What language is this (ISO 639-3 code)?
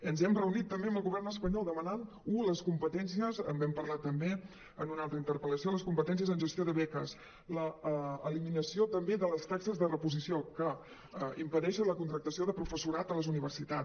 cat